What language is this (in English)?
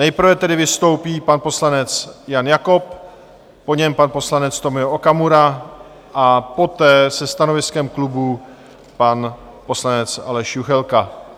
Czech